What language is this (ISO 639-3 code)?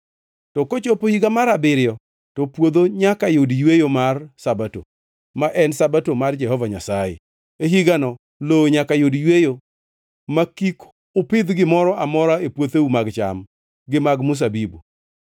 luo